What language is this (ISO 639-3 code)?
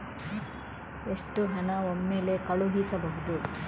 kan